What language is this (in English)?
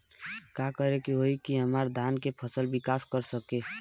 Bhojpuri